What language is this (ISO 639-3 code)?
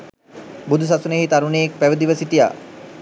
sin